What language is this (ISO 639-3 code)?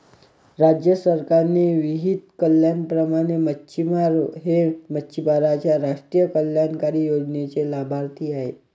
mar